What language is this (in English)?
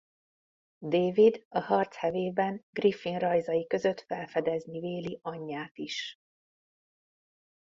Hungarian